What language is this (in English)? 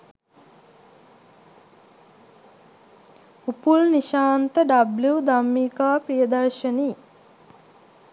Sinhala